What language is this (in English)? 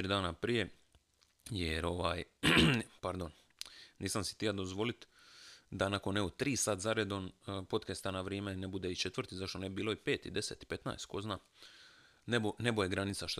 Croatian